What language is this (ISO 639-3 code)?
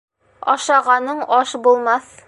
bak